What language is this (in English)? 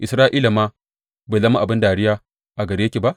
Hausa